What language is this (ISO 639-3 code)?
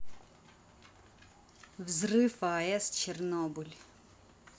rus